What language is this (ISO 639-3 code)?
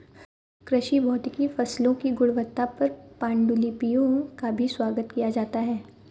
hin